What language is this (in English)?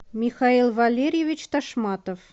Russian